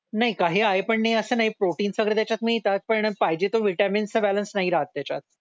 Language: Marathi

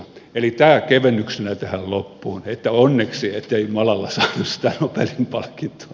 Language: Finnish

